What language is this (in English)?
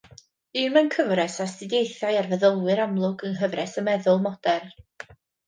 Welsh